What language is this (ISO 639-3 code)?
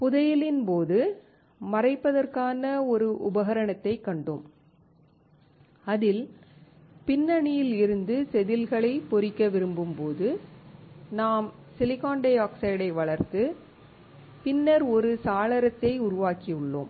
tam